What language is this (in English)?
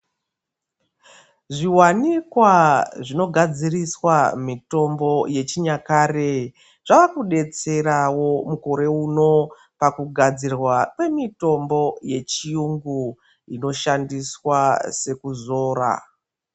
Ndau